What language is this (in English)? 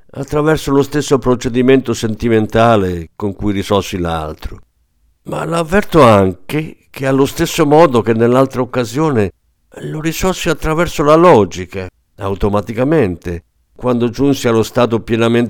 Italian